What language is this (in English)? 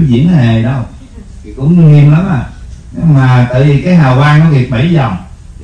Vietnamese